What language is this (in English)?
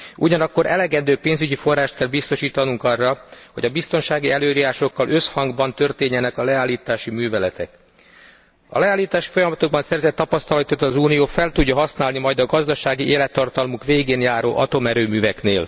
Hungarian